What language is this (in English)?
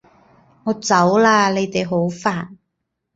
Cantonese